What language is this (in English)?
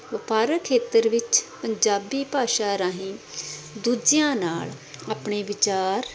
Punjabi